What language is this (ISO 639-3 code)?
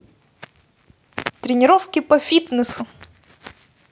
rus